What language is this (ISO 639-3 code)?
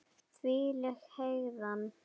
isl